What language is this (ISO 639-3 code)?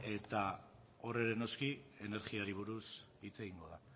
eus